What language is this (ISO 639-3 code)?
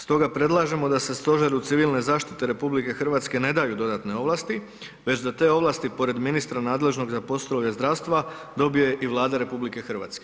hrv